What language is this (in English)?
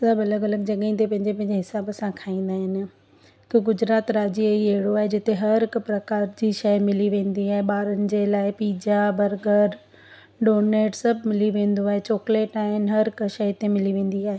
Sindhi